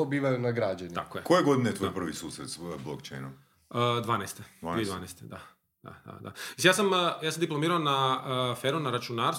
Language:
Croatian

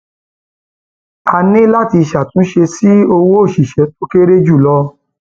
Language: Yoruba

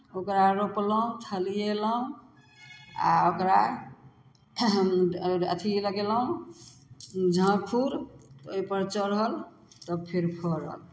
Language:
Maithili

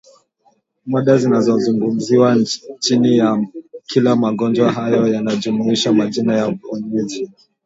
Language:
Swahili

